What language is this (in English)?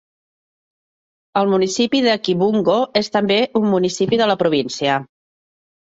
Catalan